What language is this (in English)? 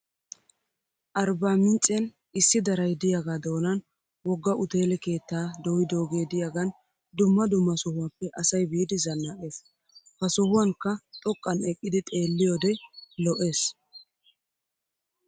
Wolaytta